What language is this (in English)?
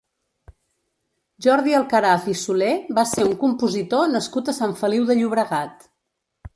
Catalan